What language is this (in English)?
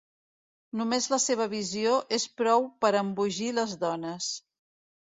Catalan